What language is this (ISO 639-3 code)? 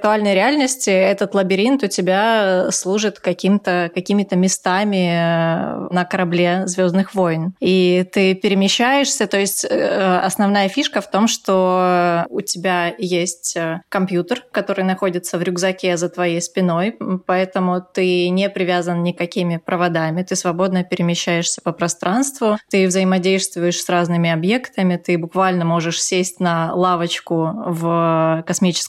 rus